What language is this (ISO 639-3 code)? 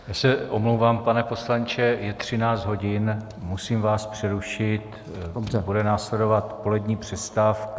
ces